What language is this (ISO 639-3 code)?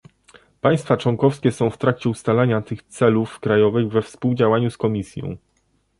pol